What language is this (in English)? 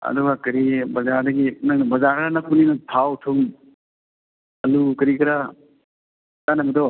Manipuri